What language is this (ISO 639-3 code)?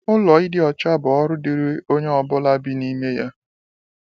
ibo